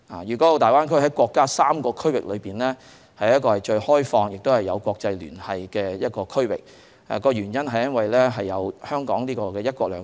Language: Cantonese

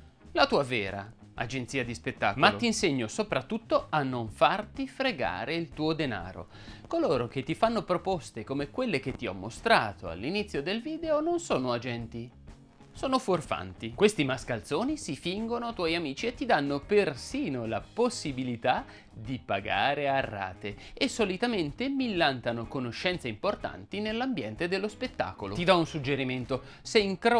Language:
Italian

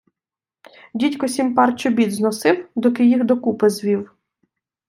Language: Ukrainian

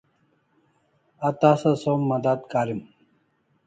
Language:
Kalasha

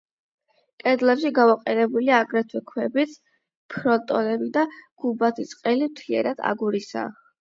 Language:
Georgian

